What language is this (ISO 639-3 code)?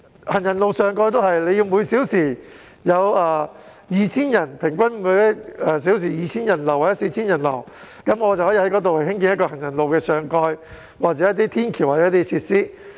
yue